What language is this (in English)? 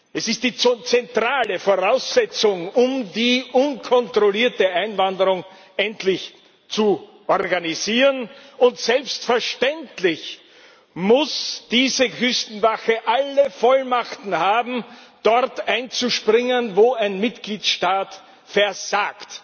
German